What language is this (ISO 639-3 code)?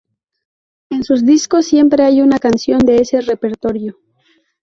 spa